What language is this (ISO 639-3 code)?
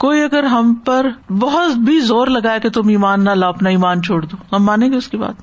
urd